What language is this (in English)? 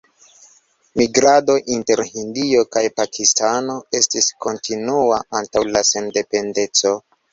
Esperanto